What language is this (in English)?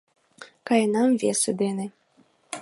Mari